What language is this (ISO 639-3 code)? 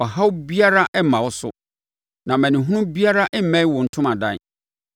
aka